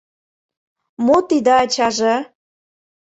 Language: Mari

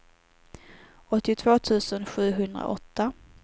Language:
Swedish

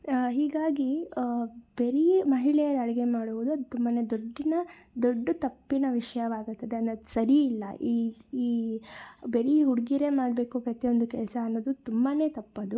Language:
Kannada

